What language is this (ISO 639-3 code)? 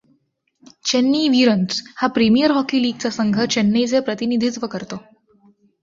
mar